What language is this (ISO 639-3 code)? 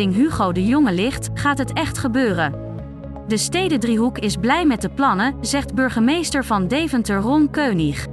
nld